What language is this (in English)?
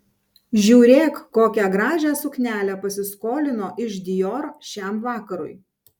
Lithuanian